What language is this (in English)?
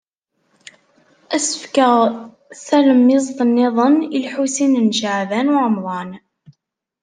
Kabyle